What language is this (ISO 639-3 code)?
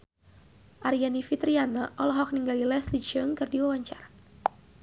sun